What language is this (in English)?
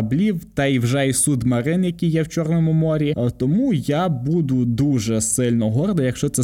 Ukrainian